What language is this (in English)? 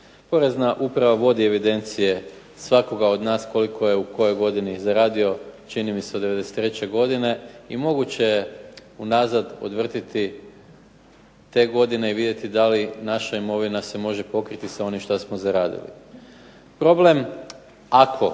Croatian